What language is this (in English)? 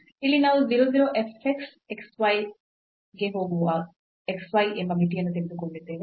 Kannada